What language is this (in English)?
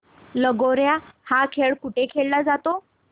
Marathi